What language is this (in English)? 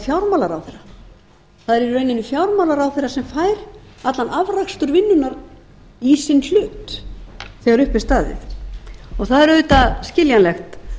Icelandic